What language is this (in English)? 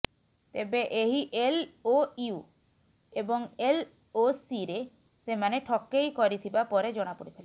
Odia